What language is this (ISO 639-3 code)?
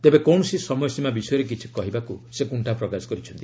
ori